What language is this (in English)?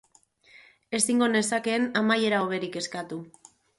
Basque